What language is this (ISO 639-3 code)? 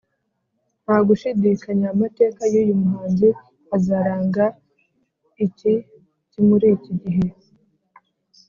kin